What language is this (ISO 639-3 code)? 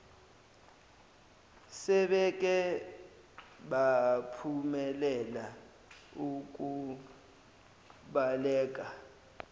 zul